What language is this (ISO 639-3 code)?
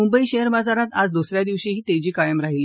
mar